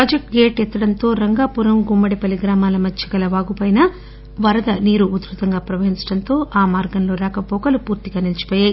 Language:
Telugu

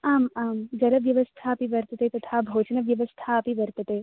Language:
Sanskrit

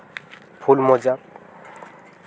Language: Santali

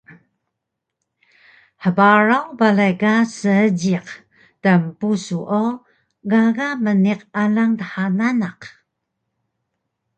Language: Taroko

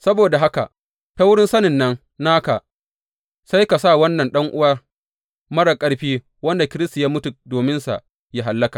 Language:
Hausa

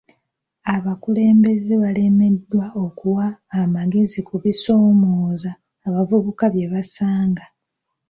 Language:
Ganda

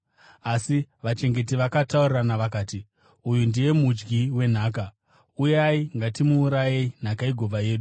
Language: Shona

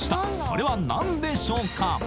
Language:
Japanese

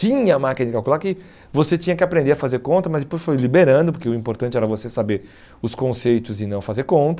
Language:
Portuguese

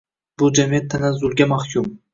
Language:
Uzbek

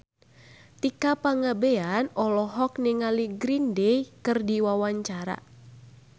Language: Sundanese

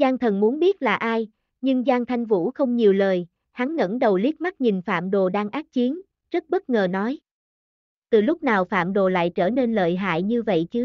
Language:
Vietnamese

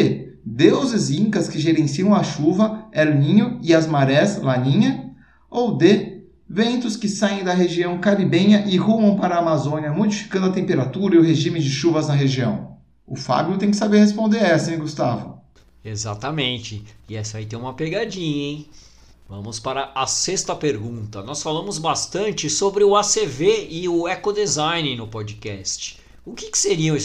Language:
Portuguese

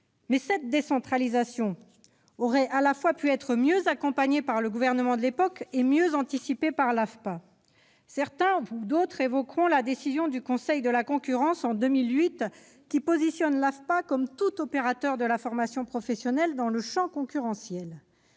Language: French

